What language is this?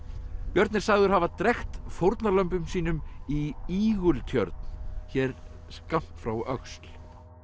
Icelandic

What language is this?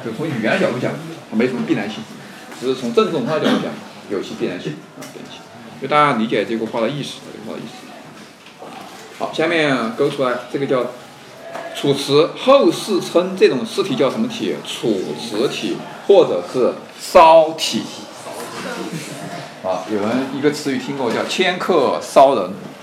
Chinese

